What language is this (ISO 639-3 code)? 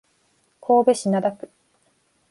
jpn